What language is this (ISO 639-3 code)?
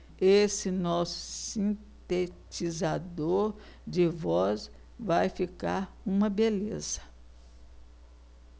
por